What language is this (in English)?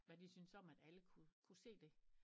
Danish